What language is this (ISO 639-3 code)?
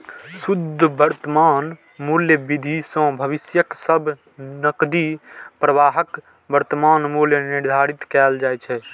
mai